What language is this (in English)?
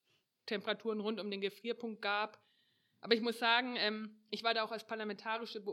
German